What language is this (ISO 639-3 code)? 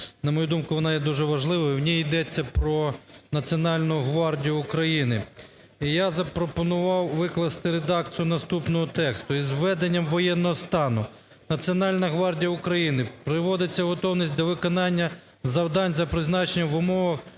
ukr